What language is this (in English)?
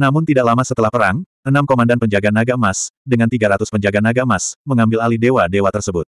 Indonesian